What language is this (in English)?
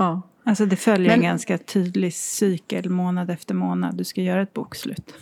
Swedish